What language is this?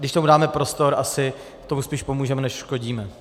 Czech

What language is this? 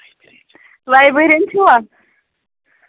Kashmiri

